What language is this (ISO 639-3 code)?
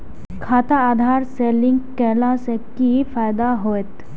mai